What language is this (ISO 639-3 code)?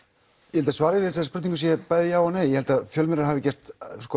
isl